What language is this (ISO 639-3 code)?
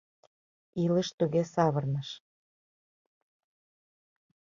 chm